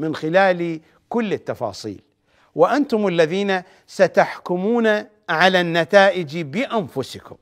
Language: Arabic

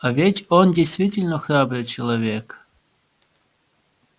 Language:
Russian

